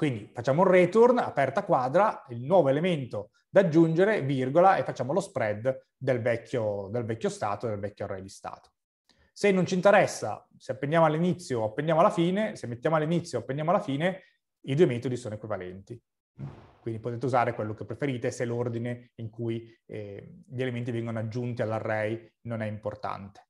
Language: Italian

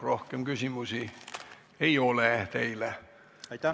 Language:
Estonian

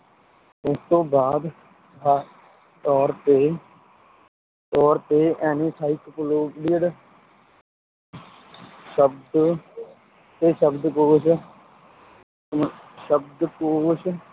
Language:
Punjabi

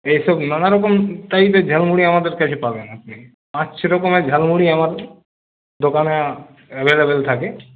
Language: Bangla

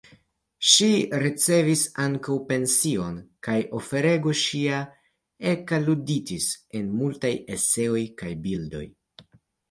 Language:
Esperanto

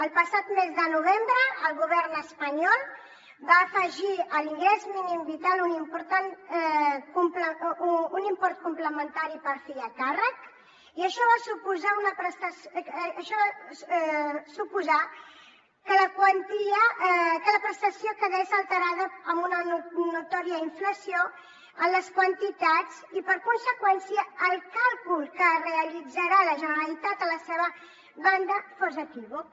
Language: Catalan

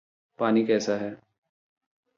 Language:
Hindi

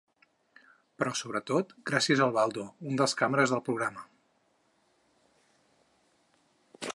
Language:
Catalan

